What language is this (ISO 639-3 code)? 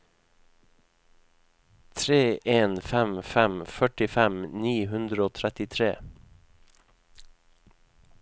nor